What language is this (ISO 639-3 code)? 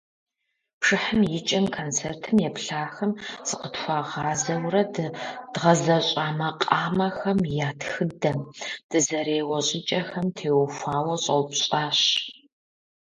kbd